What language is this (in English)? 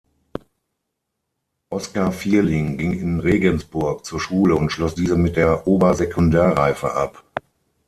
German